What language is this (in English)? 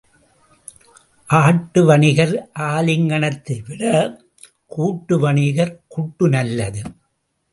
Tamil